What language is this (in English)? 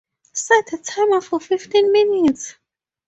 English